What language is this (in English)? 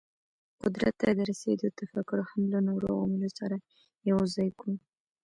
Pashto